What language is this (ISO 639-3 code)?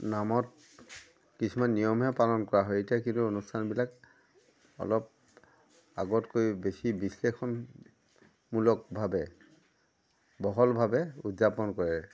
asm